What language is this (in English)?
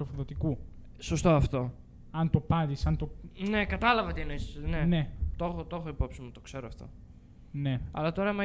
Greek